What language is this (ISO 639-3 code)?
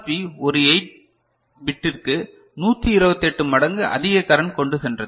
tam